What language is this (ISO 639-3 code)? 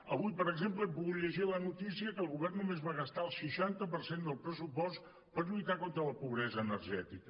cat